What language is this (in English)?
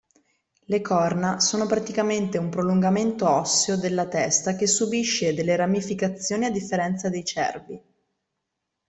Italian